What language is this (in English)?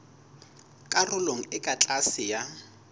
Southern Sotho